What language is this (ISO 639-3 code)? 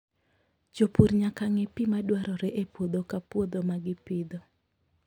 luo